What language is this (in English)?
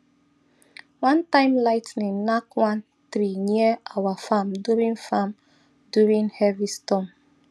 Nigerian Pidgin